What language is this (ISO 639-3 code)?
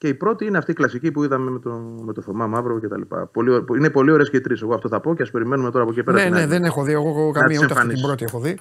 ell